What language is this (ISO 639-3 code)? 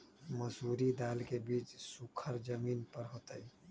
mag